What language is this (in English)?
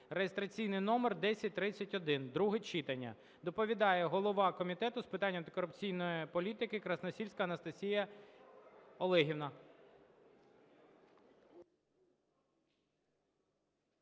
Ukrainian